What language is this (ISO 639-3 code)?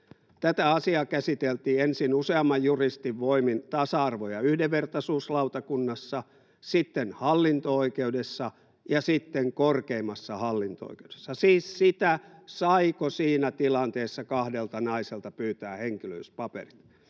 fin